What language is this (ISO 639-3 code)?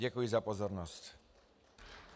ces